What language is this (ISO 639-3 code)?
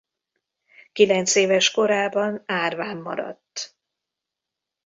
hun